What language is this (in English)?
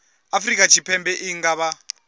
Venda